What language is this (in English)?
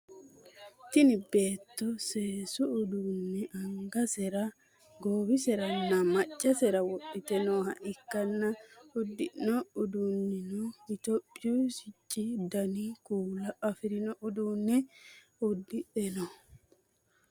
Sidamo